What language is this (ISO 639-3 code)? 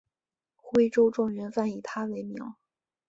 zho